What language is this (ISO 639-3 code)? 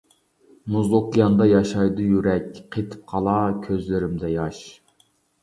uig